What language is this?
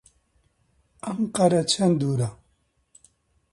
Central Kurdish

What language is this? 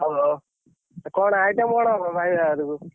Odia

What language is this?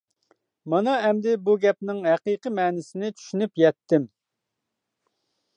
Uyghur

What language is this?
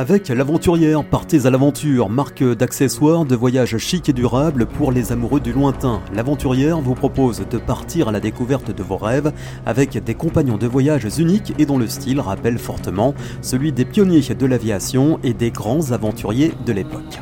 French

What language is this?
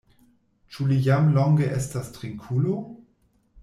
Esperanto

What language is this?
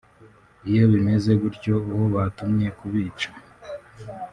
Kinyarwanda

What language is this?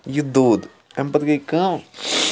Kashmiri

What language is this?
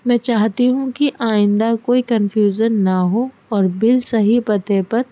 Urdu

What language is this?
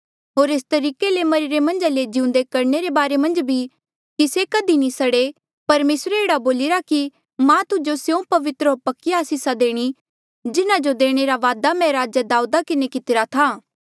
Mandeali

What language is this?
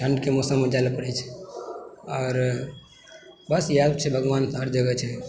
Maithili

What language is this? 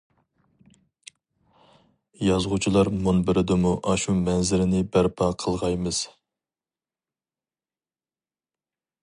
Uyghur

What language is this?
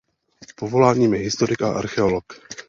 Czech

